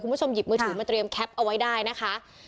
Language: Thai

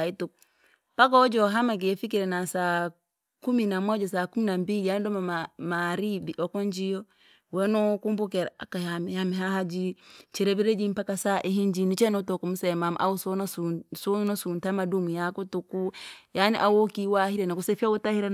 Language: Langi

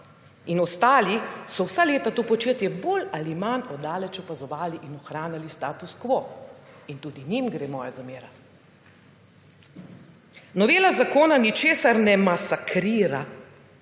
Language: Slovenian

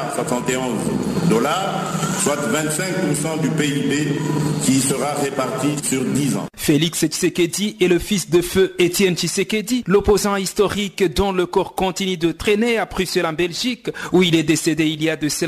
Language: French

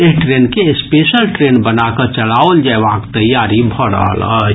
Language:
Maithili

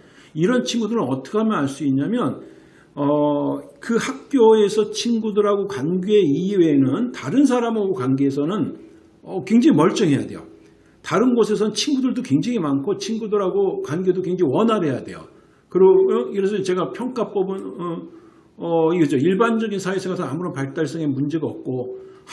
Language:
Korean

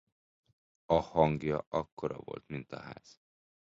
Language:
Hungarian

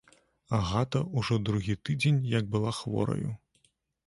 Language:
Belarusian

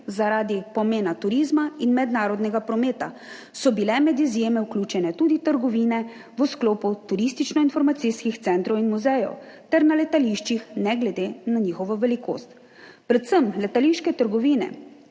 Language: Slovenian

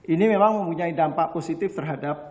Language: Indonesian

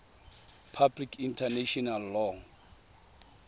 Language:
Tswana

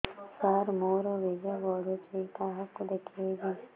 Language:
Odia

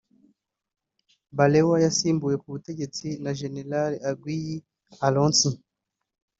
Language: Kinyarwanda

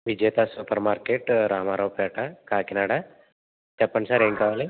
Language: Telugu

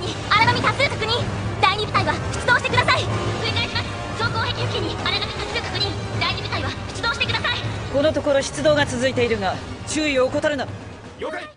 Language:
Japanese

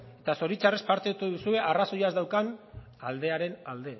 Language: Basque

